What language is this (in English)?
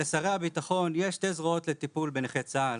Hebrew